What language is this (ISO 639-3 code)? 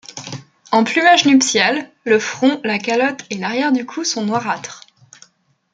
fra